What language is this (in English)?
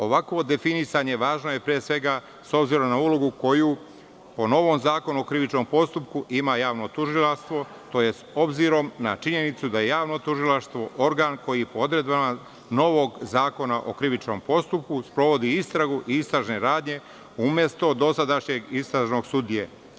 Serbian